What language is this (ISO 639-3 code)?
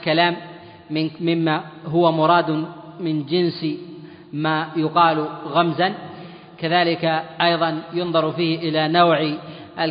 ara